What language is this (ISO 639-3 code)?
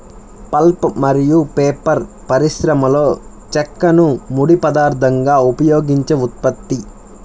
tel